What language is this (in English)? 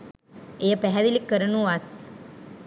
Sinhala